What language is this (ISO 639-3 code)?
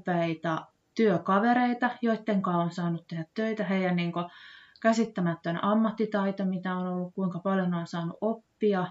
fin